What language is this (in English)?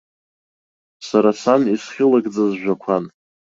Abkhazian